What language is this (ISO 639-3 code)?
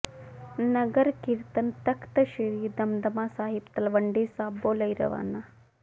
pan